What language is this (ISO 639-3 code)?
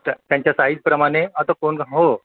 mar